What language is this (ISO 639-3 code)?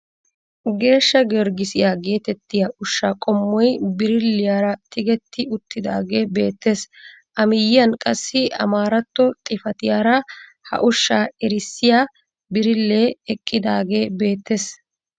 wal